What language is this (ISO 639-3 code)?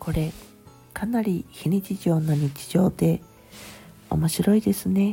jpn